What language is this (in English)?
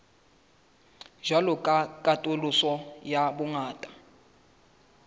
Southern Sotho